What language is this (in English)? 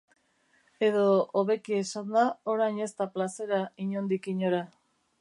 Basque